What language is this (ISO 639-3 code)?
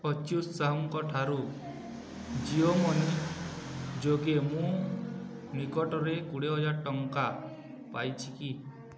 ori